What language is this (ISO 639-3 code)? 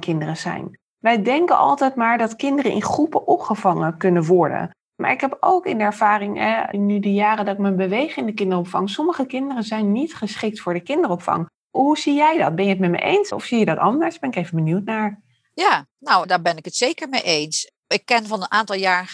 nld